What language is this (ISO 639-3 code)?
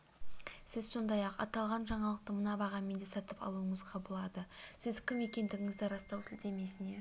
kaz